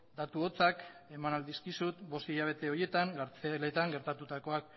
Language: Basque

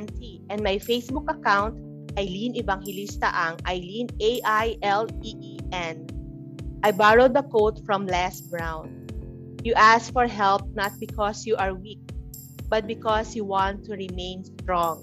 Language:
Filipino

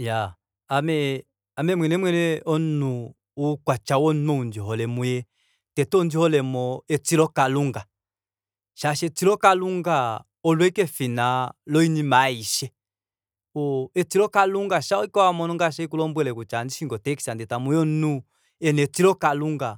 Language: Kuanyama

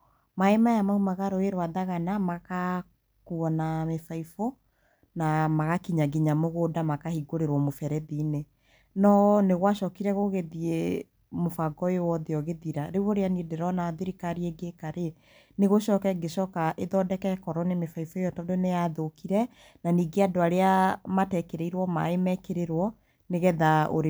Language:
Kikuyu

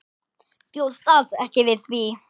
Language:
Icelandic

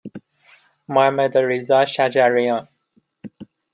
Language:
Persian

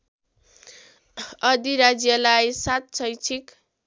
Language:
Nepali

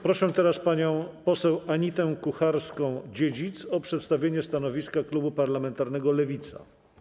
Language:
Polish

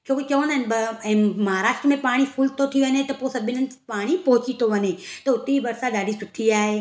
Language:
Sindhi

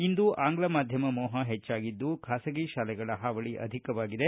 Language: Kannada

